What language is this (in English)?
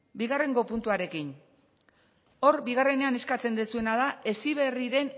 Basque